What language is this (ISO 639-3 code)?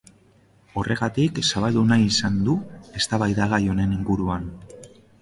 eus